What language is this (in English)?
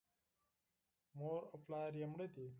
Pashto